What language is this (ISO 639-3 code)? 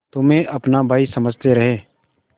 hin